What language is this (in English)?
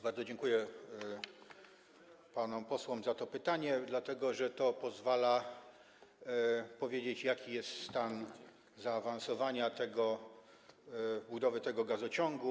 Polish